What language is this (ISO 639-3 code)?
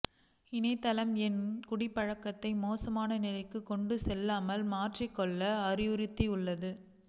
tam